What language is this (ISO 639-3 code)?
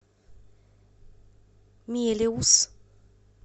rus